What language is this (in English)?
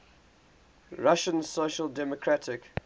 English